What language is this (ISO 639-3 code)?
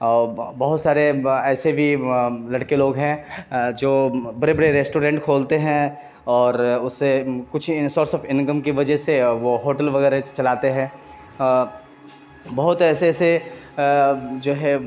urd